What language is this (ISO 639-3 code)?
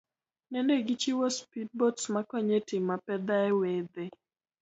luo